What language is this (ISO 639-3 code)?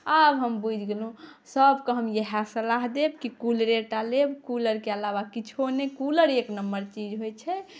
mai